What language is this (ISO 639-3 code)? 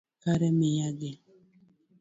luo